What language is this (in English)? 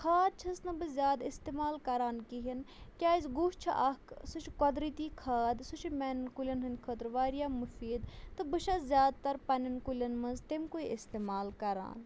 Kashmiri